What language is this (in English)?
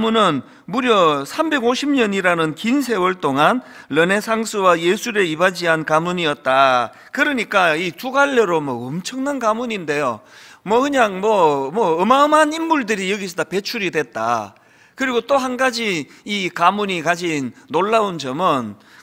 Korean